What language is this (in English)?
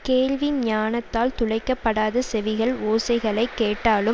Tamil